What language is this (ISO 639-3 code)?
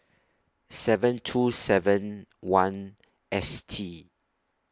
eng